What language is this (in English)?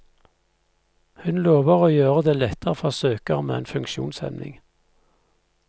Norwegian